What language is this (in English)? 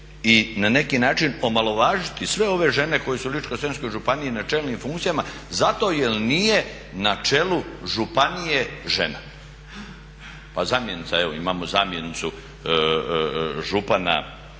Croatian